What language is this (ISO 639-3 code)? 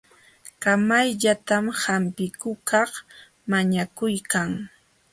qxw